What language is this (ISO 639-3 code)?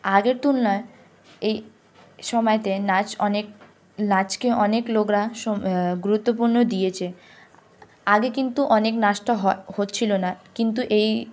ben